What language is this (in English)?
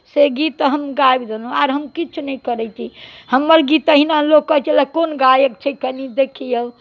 Maithili